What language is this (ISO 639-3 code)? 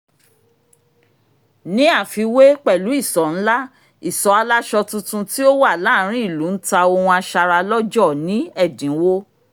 yor